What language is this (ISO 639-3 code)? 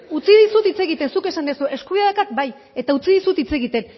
eus